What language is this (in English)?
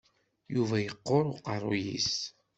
Kabyle